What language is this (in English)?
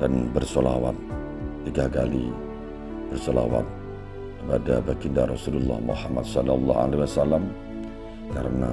Indonesian